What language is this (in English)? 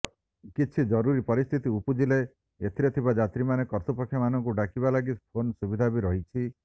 Odia